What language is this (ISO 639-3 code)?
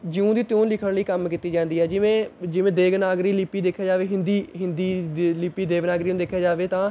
pan